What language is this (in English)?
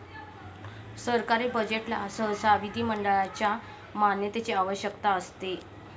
Marathi